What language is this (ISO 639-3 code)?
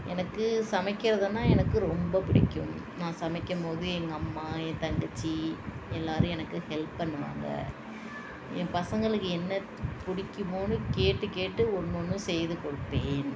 tam